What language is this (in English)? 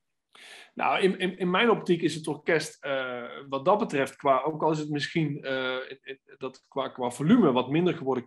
Dutch